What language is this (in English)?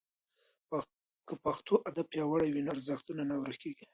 Pashto